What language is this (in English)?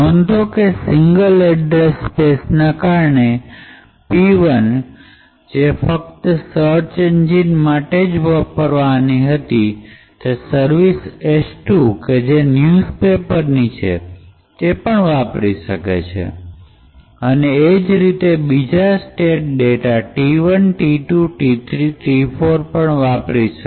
Gujarati